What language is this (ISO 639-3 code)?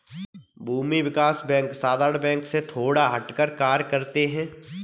hin